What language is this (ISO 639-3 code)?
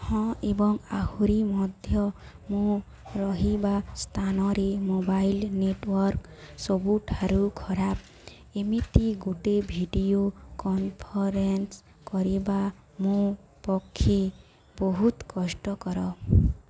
ori